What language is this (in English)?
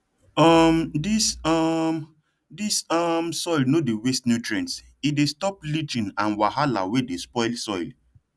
Nigerian Pidgin